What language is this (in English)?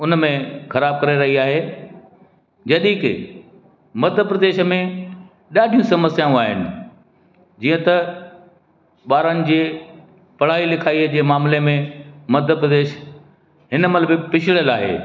Sindhi